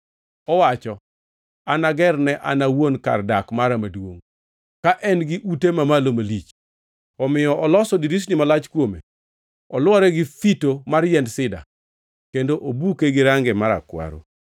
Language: Luo (Kenya and Tanzania)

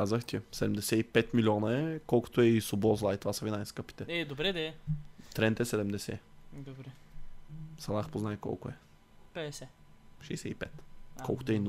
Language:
Bulgarian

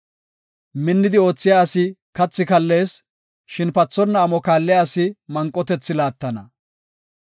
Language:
Gofa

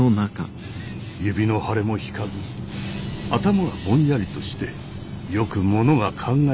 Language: Japanese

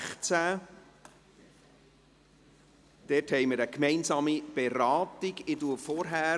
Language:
Swiss German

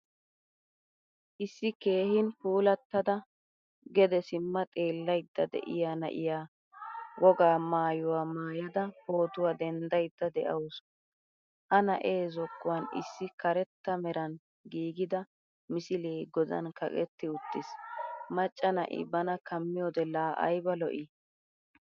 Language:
Wolaytta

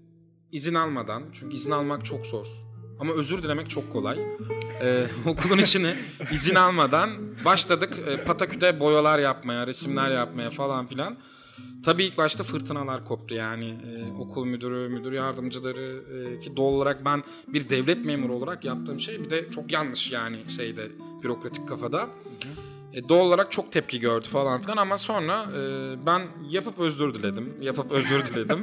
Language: Turkish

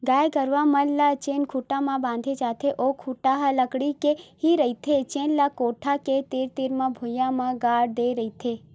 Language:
Chhattisgarhi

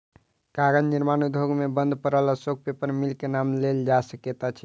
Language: Maithili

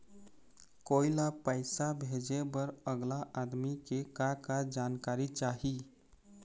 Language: Chhattisgarhi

